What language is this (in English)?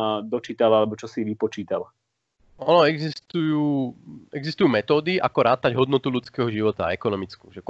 Slovak